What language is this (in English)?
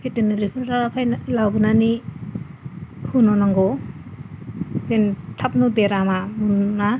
Bodo